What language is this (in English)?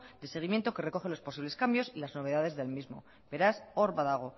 Spanish